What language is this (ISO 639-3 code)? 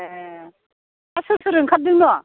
brx